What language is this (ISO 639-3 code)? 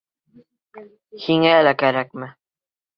bak